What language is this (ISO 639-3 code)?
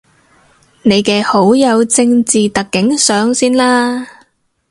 yue